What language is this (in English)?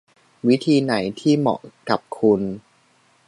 Thai